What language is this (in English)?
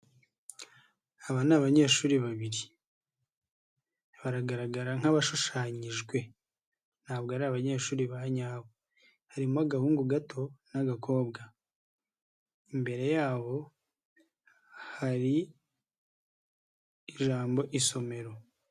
Kinyarwanda